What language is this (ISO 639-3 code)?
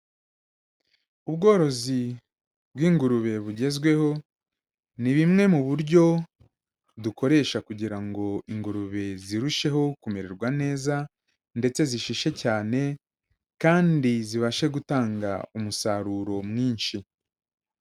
kin